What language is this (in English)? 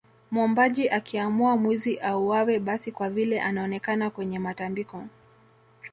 Swahili